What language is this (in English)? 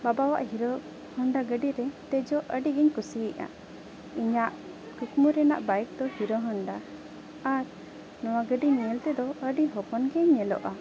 Santali